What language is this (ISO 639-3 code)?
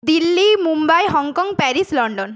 ben